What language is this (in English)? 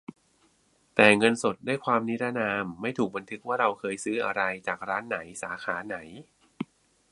Thai